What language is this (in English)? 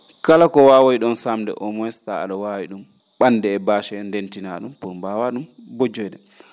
Fula